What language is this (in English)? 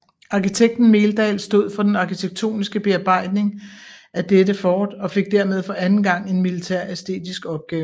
Danish